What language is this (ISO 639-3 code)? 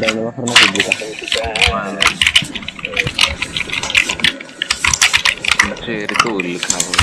ita